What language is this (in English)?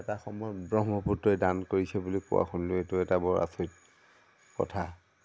Assamese